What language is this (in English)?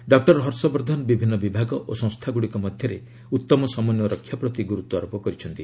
Odia